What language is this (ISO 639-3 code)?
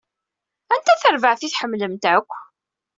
kab